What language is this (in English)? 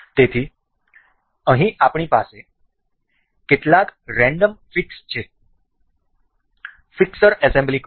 Gujarati